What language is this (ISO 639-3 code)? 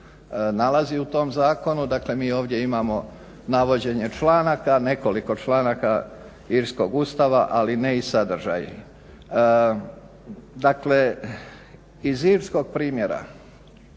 hrv